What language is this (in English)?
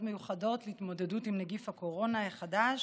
Hebrew